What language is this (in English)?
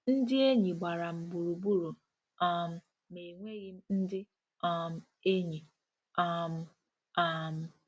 Igbo